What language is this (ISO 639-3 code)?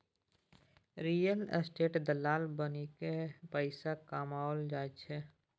mai